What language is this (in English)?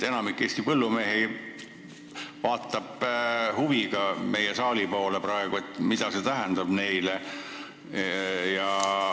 Estonian